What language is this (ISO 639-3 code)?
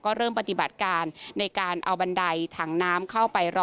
tha